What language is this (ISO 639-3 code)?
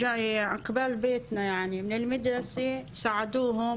heb